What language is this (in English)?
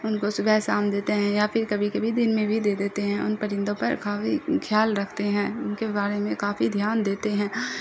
Urdu